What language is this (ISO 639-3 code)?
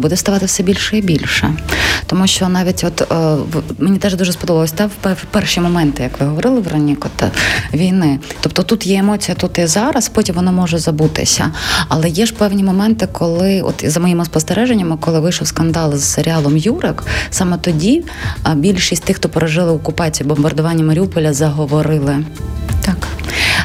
ukr